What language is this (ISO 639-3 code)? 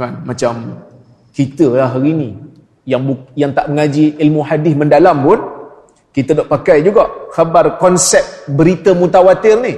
msa